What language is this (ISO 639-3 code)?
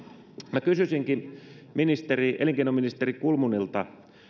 fin